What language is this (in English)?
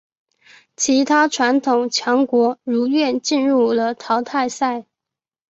Chinese